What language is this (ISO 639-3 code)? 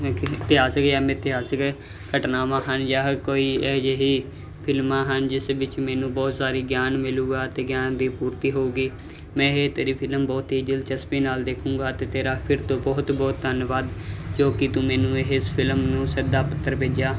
pan